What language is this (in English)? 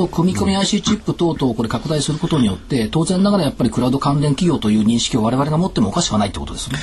Japanese